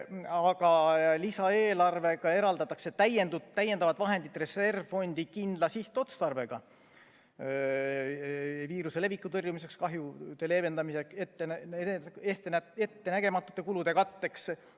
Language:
Estonian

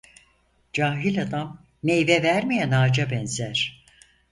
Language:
Turkish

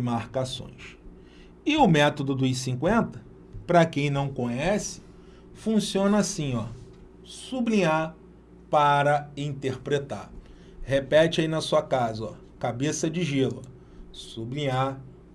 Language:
Portuguese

